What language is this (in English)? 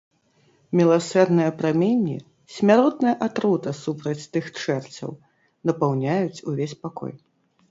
Belarusian